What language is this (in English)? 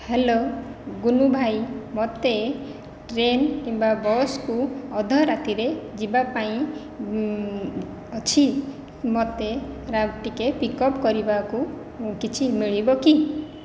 Odia